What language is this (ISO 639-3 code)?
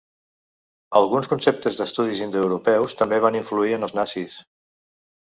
cat